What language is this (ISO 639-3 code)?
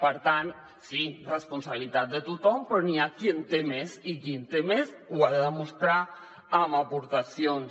cat